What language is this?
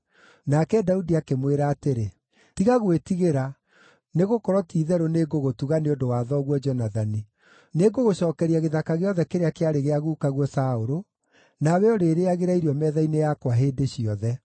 Kikuyu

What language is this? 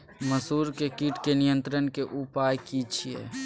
Maithili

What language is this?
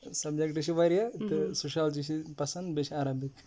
Kashmiri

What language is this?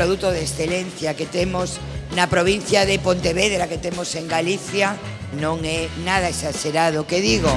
Spanish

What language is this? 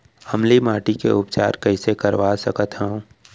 Chhattisgarhi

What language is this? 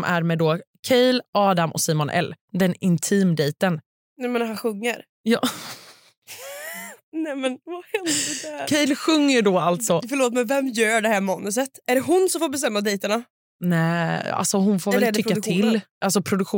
Swedish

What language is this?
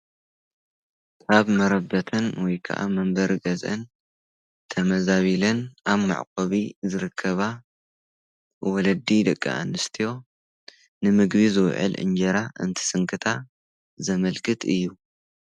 Tigrinya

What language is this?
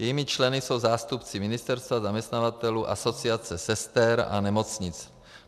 Czech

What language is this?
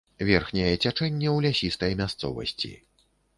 Belarusian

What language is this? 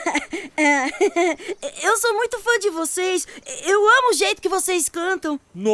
Portuguese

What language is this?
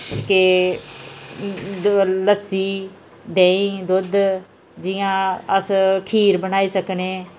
Dogri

